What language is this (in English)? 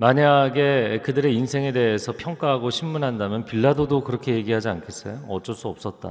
Korean